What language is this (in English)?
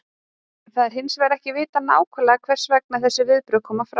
Icelandic